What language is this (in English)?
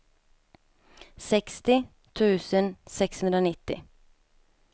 Swedish